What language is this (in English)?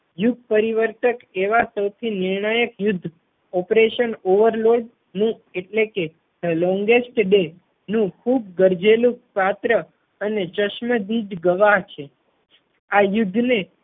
Gujarati